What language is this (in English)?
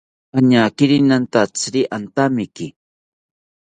South Ucayali Ashéninka